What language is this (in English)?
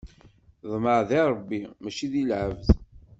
Kabyle